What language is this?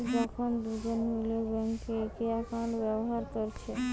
Bangla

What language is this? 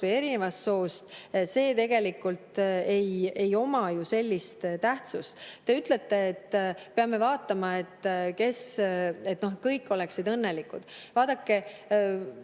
Estonian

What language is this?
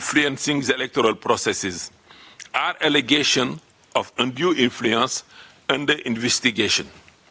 Indonesian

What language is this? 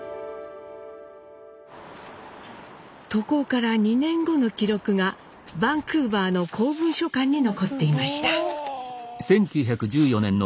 Japanese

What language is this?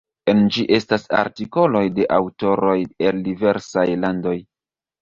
Esperanto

